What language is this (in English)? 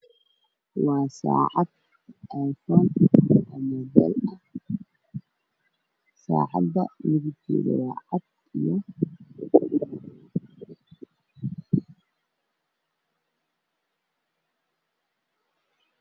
Somali